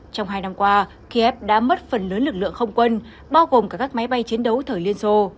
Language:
Vietnamese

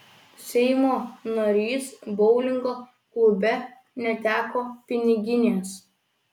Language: Lithuanian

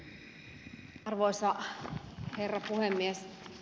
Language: Finnish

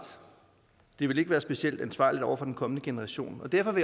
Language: Danish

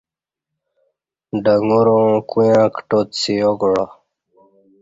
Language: Kati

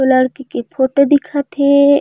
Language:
Chhattisgarhi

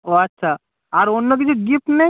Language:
Bangla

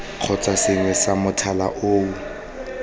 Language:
Tswana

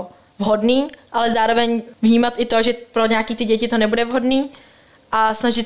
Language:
Czech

